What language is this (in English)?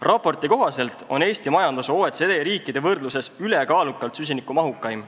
Estonian